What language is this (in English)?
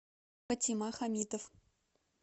Russian